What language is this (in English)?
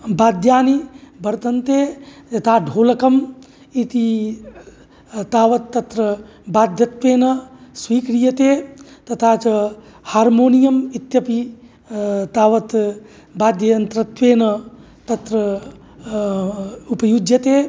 Sanskrit